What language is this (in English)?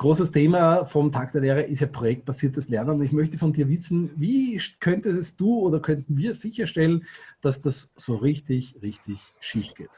German